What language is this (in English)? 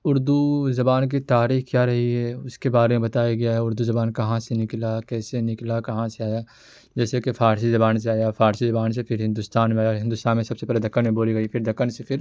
Urdu